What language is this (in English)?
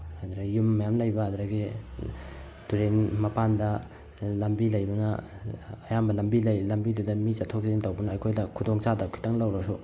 Manipuri